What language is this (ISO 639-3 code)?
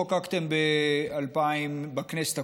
heb